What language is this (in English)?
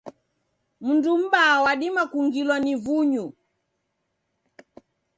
Taita